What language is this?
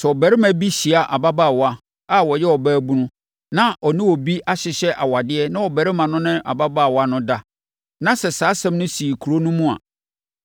Akan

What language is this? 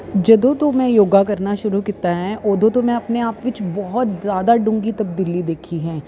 Punjabi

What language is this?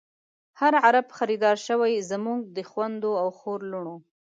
Pashto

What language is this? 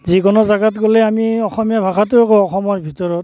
Assamese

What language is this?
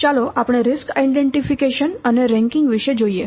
Gujarati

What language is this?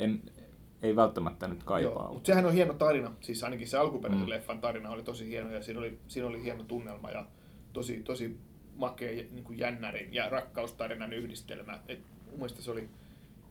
Finnish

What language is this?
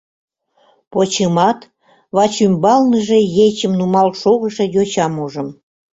Mari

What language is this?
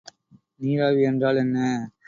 Tamil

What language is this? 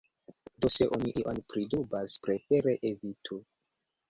Esperanto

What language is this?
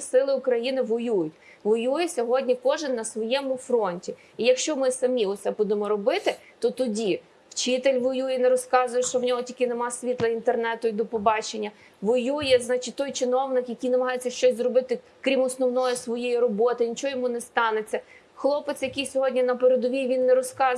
Ukrainian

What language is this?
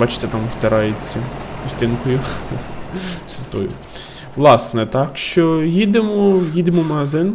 Ukrainian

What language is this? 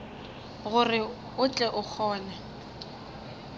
Northern Sotho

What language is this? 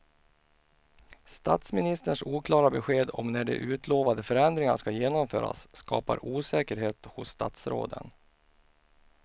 Swedish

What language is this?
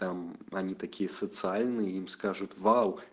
Russian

